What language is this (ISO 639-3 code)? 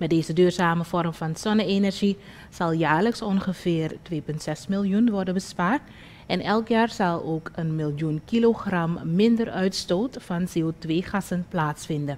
nld